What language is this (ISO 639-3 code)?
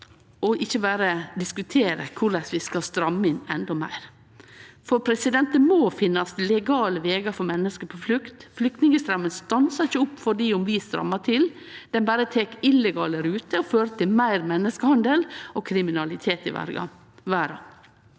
nor